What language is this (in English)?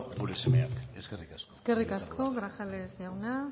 Basque